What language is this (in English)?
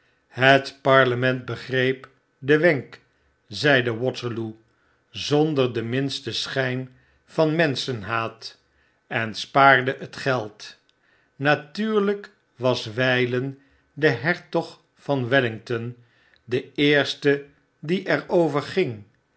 Dutch